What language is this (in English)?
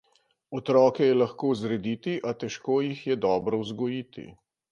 Slovenian